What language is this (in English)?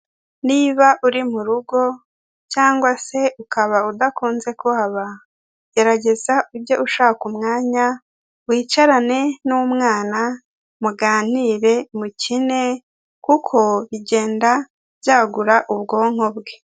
Kinyarwanda